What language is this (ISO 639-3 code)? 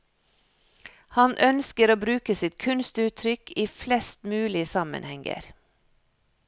nor